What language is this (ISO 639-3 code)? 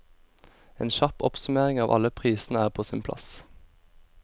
nor